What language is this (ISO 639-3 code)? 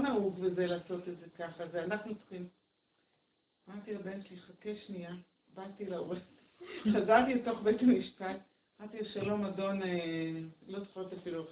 heb